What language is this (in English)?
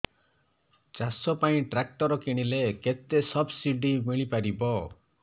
Odia